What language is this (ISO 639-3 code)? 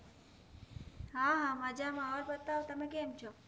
guj